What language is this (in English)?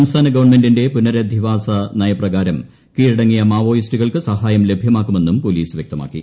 Malayalam